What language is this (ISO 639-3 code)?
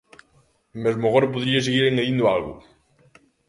glg